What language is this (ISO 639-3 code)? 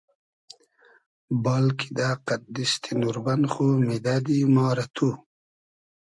haz